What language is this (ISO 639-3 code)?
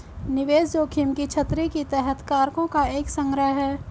hin